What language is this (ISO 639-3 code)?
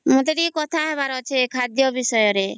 ori